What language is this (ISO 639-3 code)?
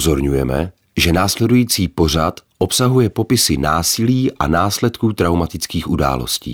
ces